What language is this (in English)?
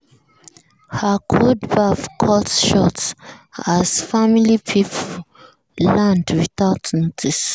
Nigerian Pidgin